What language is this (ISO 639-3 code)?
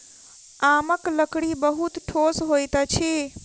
mai